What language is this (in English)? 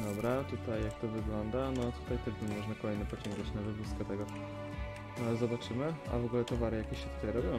Polish